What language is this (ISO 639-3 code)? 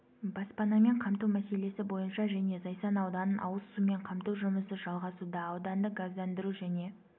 kaz